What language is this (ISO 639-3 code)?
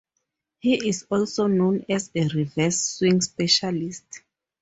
eng